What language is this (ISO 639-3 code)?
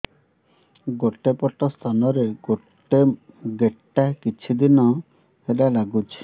ori